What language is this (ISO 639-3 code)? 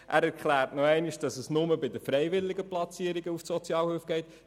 gsw